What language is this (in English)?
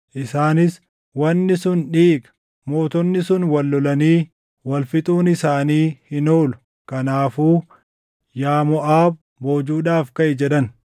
Oromo